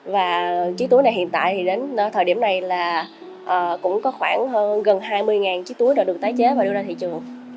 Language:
Vietnamese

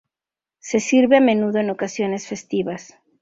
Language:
Spanish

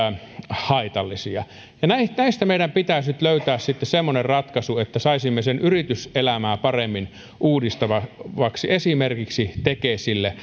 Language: Finnish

